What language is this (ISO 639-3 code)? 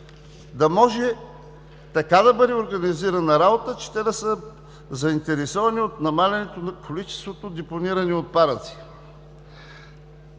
bul